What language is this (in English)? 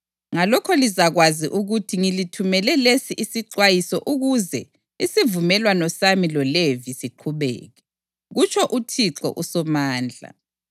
North Ndebele